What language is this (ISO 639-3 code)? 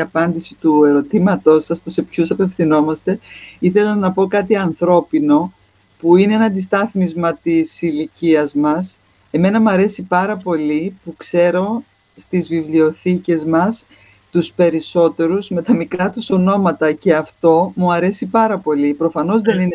ell